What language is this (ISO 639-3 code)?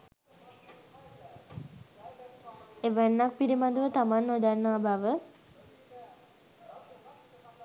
sin